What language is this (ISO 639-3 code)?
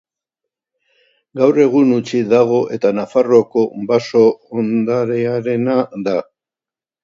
eus